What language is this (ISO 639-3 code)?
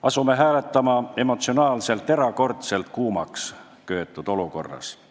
est